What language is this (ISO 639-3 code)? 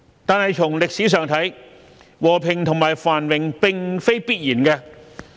yue